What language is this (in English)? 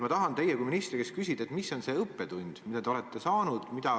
Estonian